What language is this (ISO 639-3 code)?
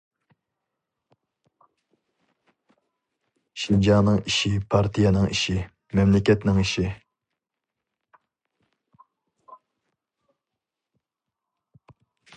uig